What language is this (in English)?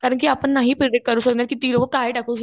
Marathi